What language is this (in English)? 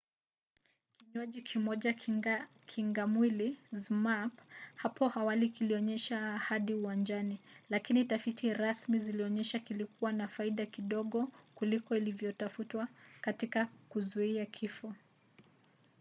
Swahili